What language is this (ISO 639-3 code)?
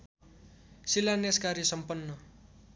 nep